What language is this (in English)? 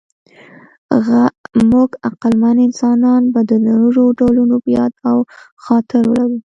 Pashto